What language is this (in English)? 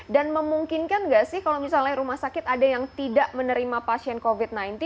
Indonesian